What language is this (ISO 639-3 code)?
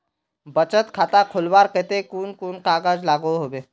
mag